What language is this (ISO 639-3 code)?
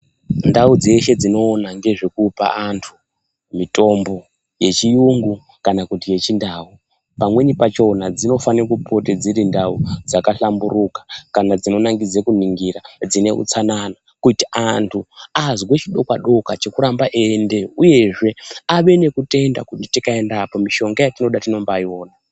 ndc